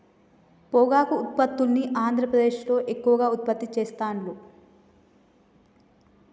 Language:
Telugu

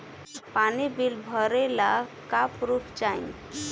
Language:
Bhojpuri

